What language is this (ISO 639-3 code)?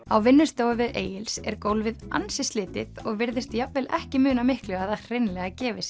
isl